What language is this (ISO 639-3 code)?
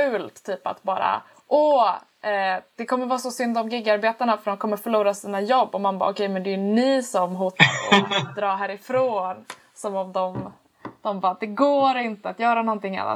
swe